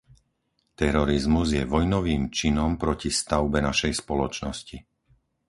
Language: Slovak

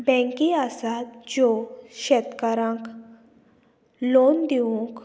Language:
Konkani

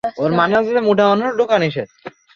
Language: Bangla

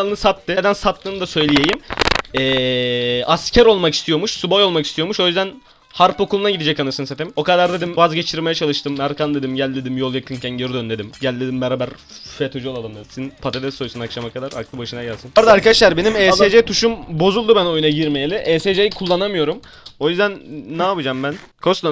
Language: Turkish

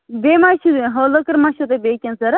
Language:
Kashmiri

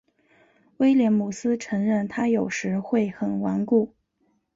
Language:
Chinese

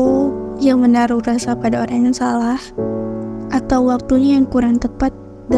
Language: Indonesian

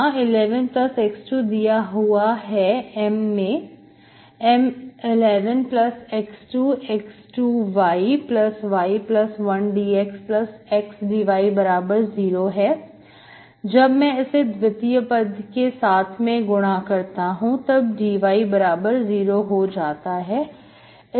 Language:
Hindi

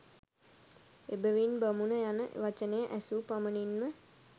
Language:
Sinhala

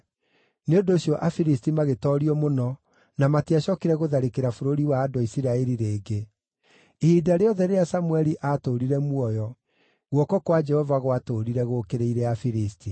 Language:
Kikuyu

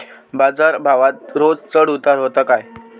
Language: Marathi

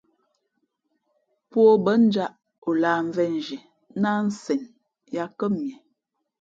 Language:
Fe'fe'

